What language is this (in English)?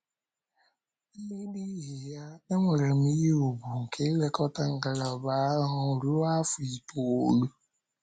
Igbo